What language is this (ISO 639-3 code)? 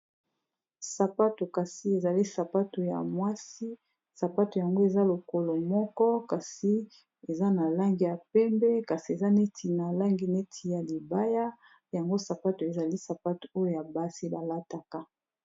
lin